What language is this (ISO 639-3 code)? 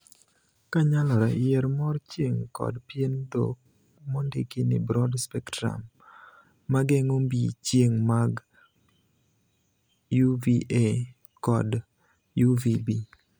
luo